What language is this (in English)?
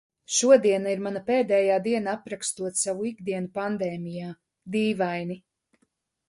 Latvian